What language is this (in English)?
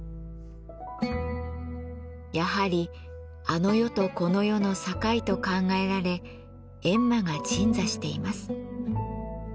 Japanese